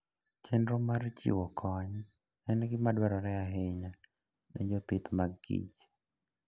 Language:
Luo (Kenya and Tanzania)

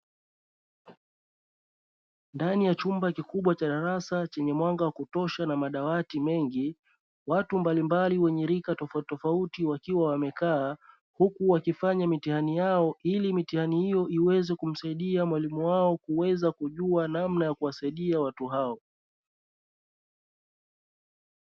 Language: Swahili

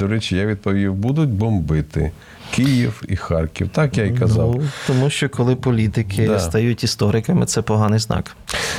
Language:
Ukrainian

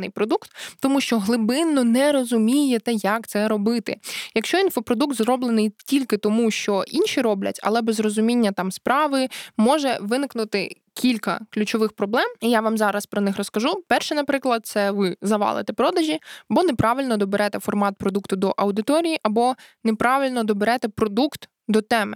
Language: Ukrainian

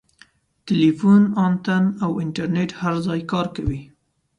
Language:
Pashto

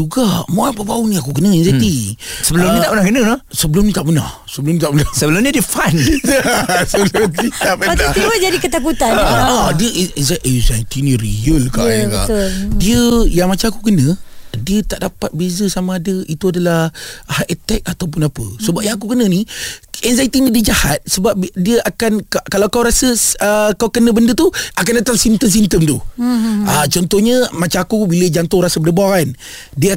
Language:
Malay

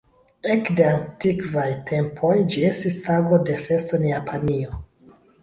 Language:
Esperanto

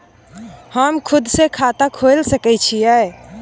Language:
Maithili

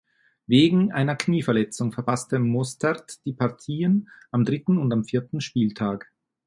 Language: German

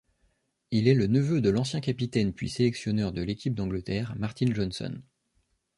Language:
French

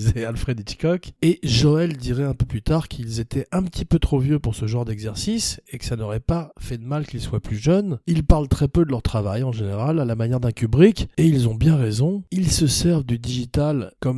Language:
French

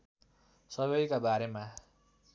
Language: Nepali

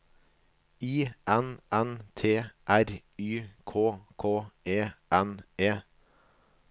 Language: Norwegian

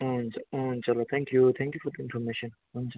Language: Nepali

